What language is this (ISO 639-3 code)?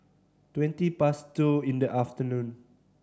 eng